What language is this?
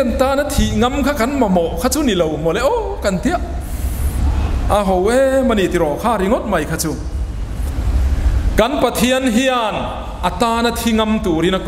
Thai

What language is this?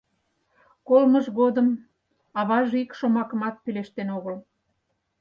Mari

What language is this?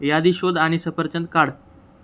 Marathi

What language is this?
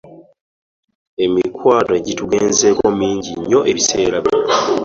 Ganda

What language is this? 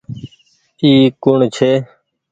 Goaria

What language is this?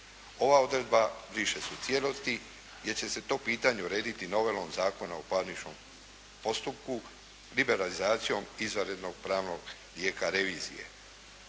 Croatian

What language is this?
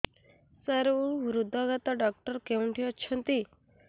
Odia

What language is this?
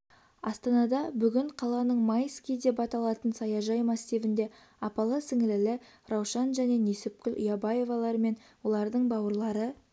Kazakh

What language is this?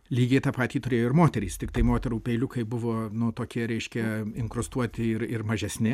Lithuanian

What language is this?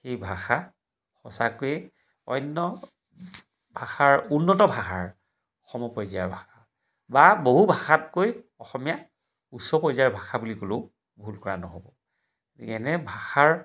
Assamese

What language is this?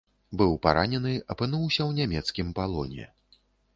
Belarusian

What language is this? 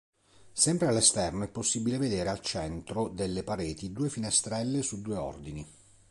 Italian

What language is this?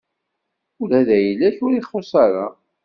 Kabyle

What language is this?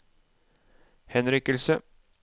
Norwegian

